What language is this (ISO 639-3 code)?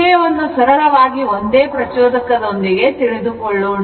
kan